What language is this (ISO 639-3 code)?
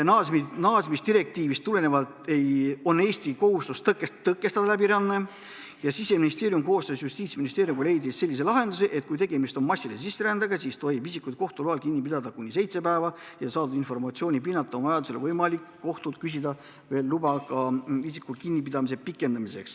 est